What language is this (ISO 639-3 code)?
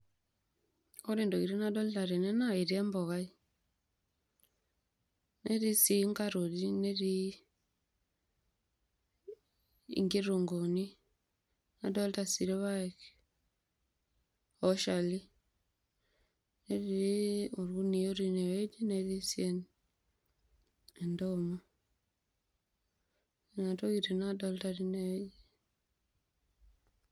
mas